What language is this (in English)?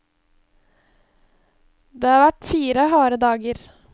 Norwegian